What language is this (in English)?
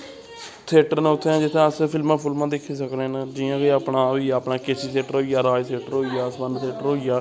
Dogri